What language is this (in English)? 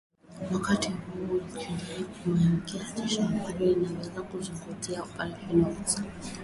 Swahili